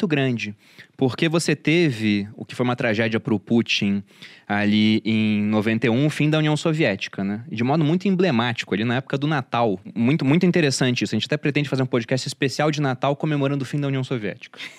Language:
Portuguese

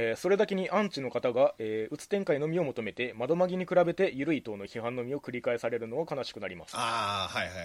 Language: Japanese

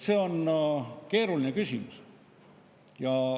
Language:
Estonian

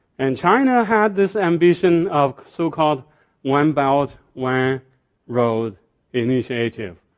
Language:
English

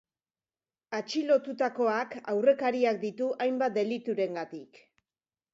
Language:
Basque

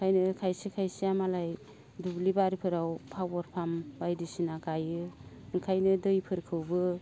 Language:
Bodo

